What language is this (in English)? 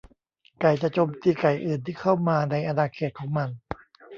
Thai